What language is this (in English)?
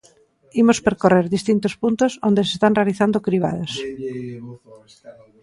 Galician